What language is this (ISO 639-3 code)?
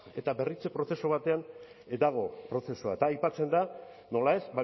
eus